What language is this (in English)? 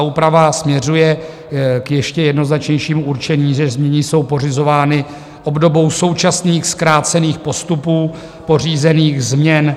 Czech